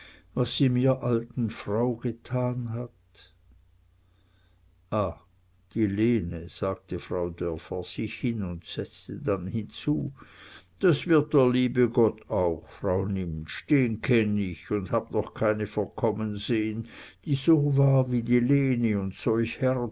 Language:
German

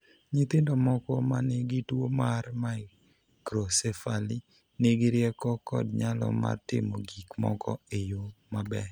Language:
Luo (Kenya and Tanzania)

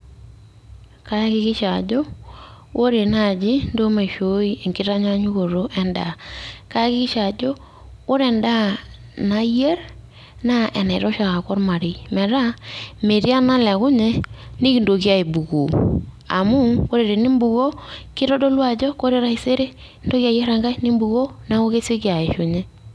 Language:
Masai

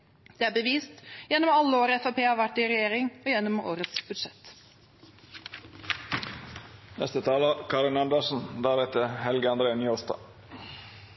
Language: Norwegian Bokmål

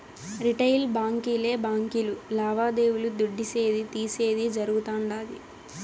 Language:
Telugu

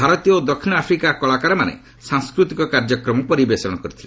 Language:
Odia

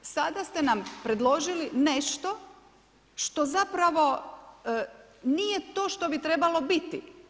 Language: Croatian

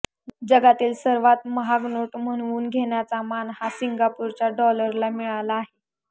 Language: Marathi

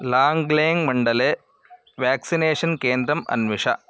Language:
Sanskrit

